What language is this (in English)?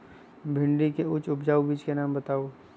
Magahi